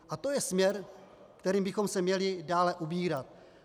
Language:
Czech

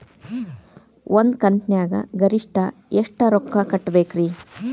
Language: Kannada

